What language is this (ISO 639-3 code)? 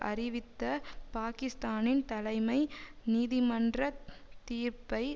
tam